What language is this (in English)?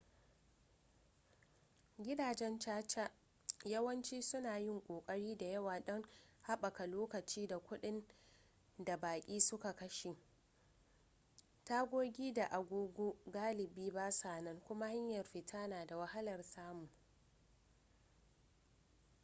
Hausa